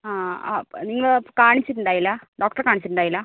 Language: Malayalam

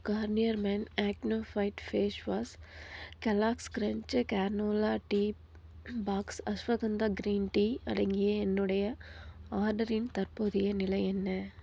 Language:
Tamil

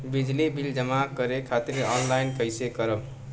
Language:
Bhojpuri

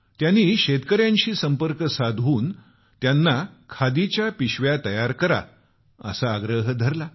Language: Marathi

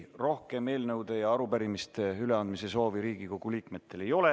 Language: Estonian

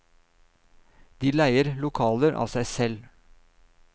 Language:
Norwegian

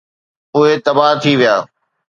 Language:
Sindhi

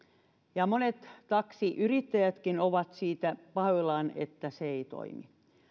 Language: Finnish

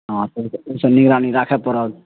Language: Maithili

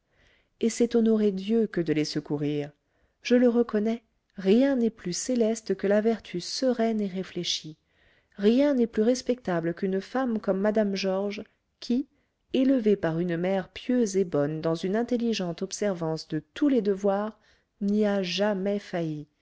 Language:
French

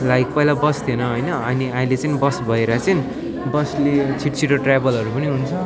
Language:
Nepali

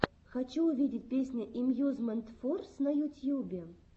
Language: Russian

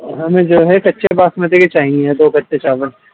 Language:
Urdu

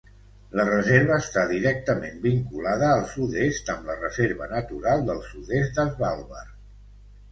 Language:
Catalan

